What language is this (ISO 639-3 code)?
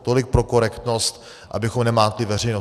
ces